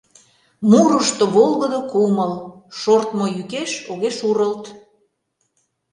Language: Mari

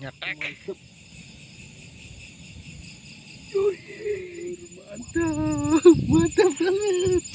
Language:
Indonesian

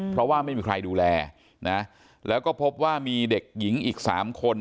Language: Thai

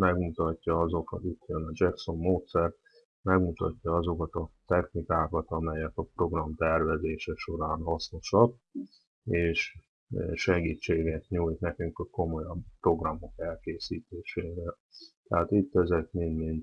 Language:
Hungarian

